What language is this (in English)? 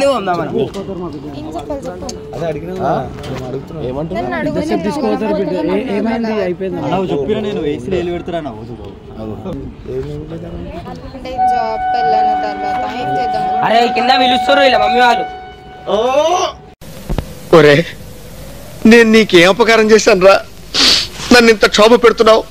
Telugu